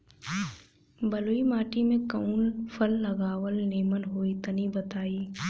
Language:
Bhojpuri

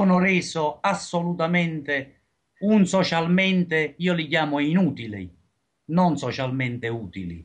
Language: Italian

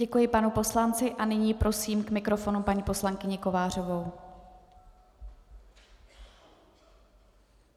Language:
Czech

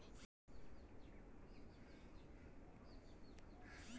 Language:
Bangla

